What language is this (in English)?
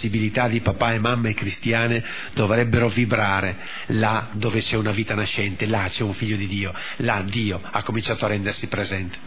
Italian